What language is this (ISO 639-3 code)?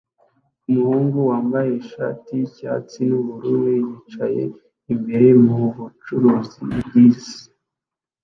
kin